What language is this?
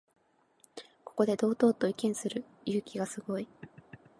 Japanese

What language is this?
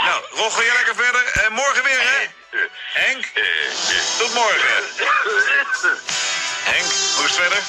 Dutch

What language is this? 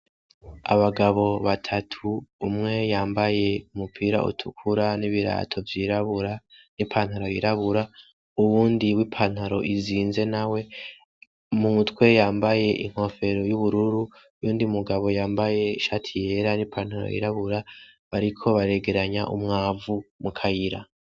Rundi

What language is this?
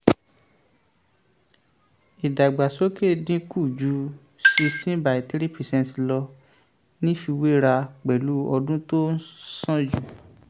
Yoruba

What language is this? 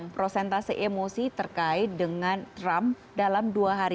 Indonesian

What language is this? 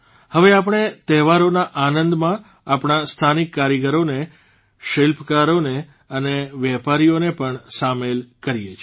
Gujarati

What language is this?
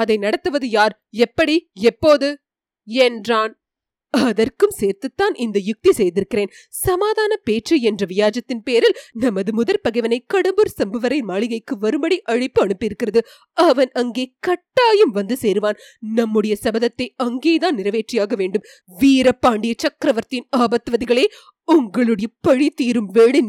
Tamil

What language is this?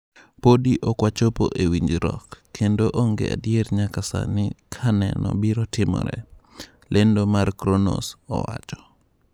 Luo (Kenya and Tanzania)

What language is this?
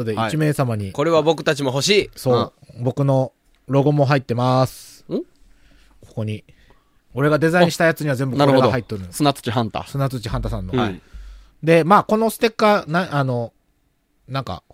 Japanese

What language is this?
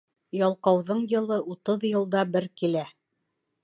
Bashkir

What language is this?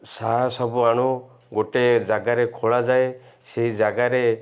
Odia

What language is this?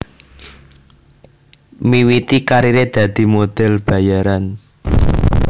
Javanese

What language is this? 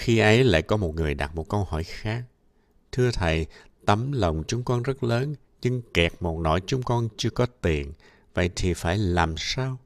Vietnamese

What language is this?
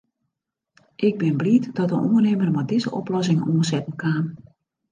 Western Frisian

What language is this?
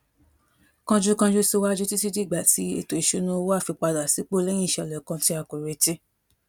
Yoruba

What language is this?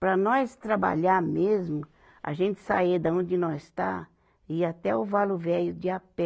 Portuguese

